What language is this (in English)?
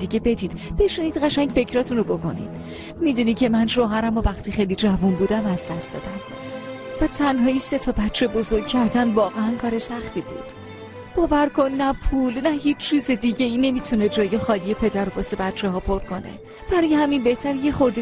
Persian